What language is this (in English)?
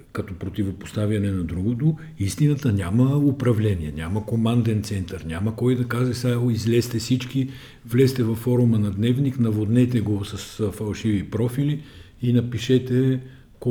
Bulgarian